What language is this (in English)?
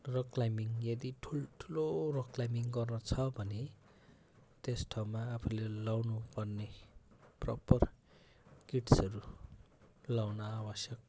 Nepali